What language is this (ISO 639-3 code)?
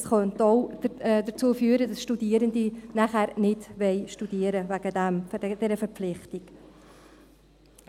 gsw